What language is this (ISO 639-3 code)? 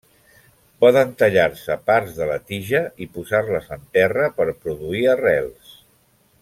cat